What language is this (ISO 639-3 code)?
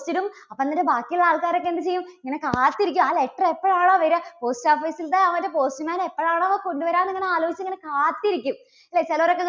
mal